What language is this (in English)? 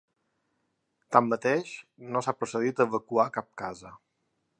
Catalan